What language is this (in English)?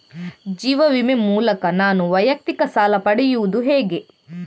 Kannada